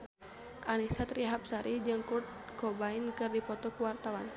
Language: Sundanese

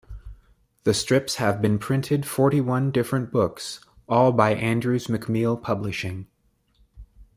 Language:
English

